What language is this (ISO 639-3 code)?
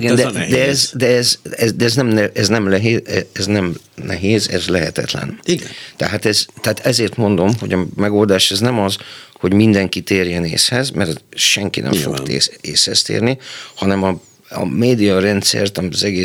hun